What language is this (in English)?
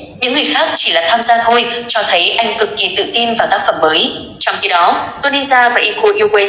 Vietnamese